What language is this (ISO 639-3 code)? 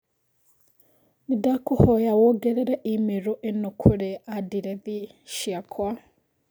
kik